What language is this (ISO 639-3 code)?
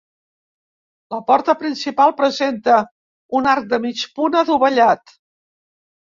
cat